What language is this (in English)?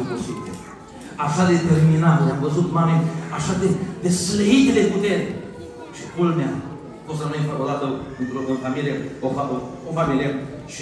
Romanian